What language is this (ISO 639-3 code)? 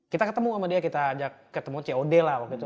ind